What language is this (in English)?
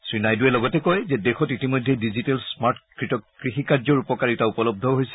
Assamese